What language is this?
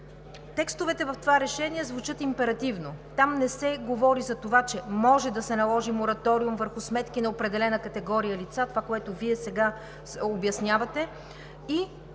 Bulgarian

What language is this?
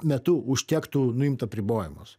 Lithuanian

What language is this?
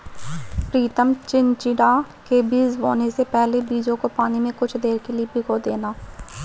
Hindi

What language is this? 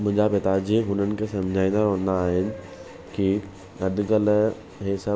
Sindhi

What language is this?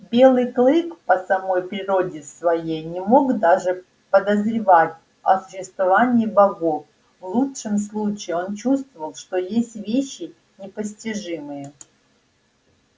Russian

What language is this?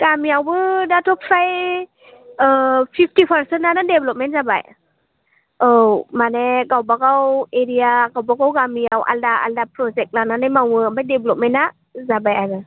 Bodo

